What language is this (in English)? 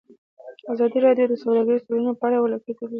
Pashto